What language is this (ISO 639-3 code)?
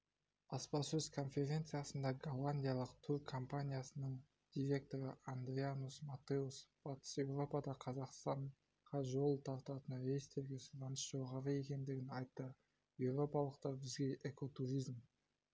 kaz